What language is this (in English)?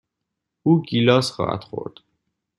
Persian